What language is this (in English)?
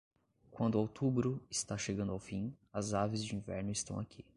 Portuguese